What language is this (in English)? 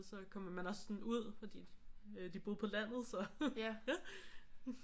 Danish